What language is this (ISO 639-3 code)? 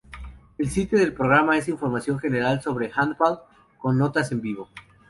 spa